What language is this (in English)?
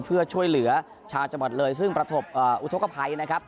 Thai